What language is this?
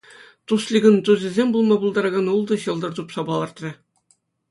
Chuvash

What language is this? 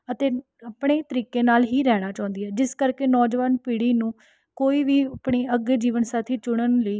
Punjabi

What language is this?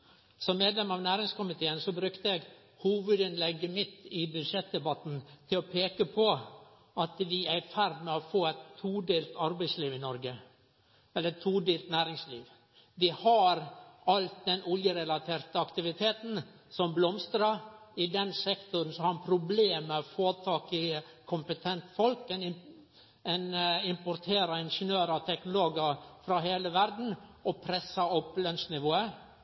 Norwegian Nynorsk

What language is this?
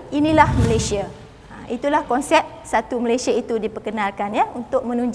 Malay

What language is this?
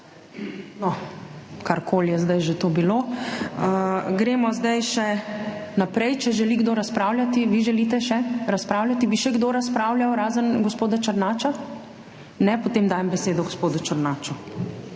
Slovenian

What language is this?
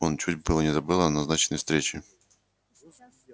Russian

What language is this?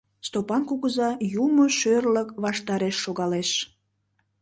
Mari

